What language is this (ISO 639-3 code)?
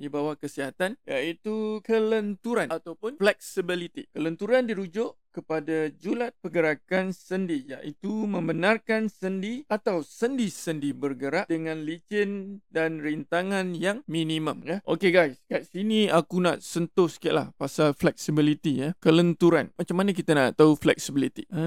msa